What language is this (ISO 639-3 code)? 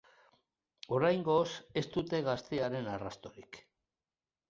eus